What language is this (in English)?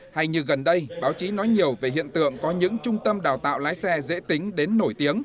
Vietnamese